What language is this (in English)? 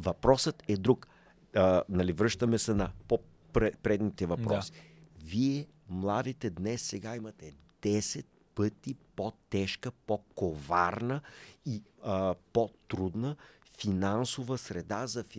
Bulgarian